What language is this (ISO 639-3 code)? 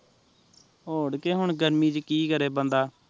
pan